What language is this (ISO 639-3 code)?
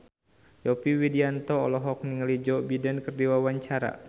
sun